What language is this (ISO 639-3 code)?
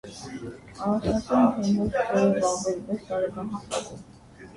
hye